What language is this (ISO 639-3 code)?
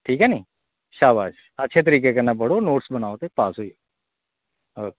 doi